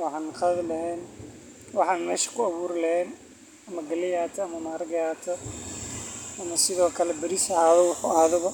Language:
Somali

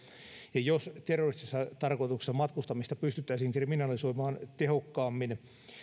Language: Finnish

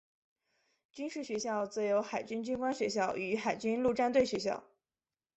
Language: Chinese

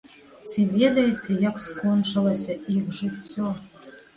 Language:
Belarusian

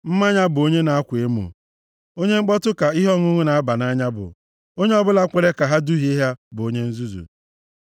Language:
Igbo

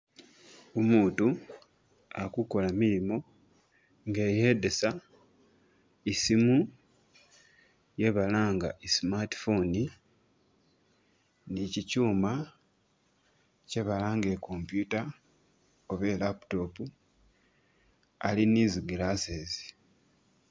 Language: Masaaba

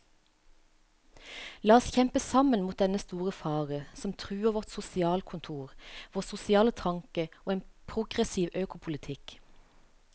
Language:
Norwegian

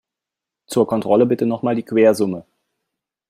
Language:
German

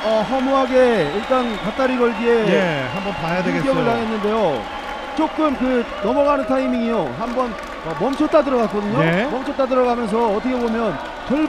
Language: Korean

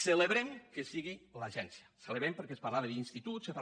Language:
Catalan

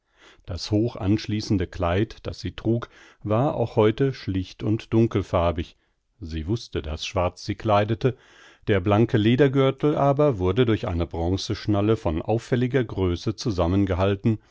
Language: German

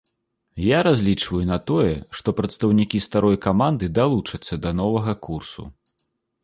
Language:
Belarusian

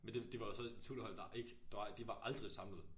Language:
Danish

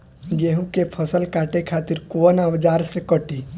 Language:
Bhojpuri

